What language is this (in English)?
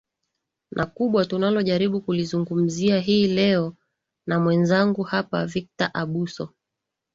Swahili